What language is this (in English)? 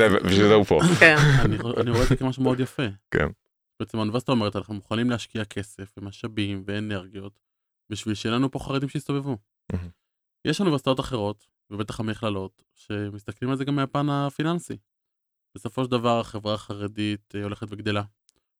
Hebrew